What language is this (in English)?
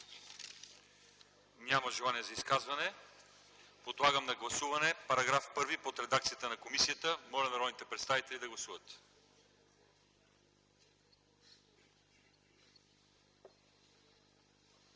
Bulgarian